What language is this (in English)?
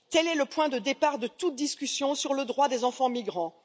French